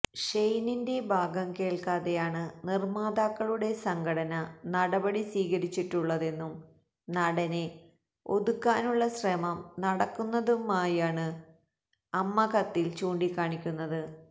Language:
Malayalam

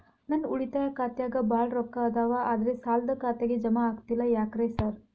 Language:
Kannada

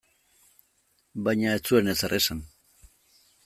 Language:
Basque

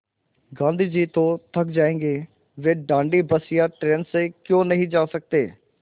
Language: Hindi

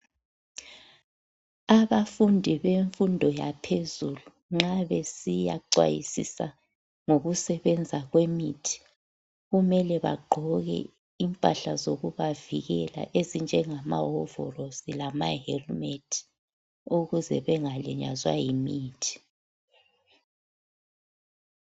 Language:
North Ndebele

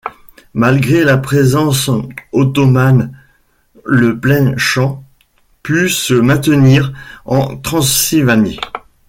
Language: French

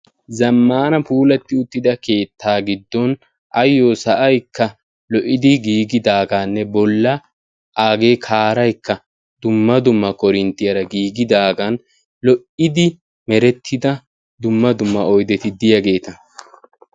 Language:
Wolaytta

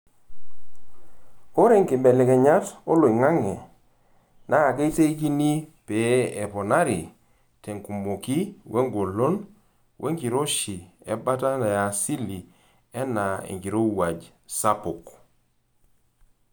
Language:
Masai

